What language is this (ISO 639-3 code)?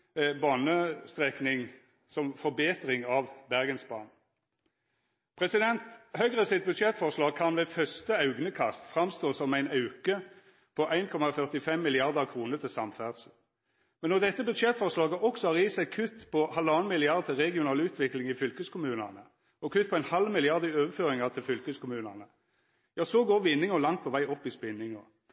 nno